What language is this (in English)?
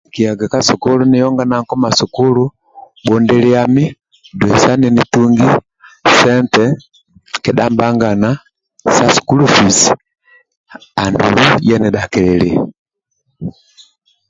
Amba (Uganda)